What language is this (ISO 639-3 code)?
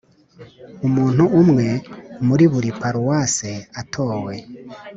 kin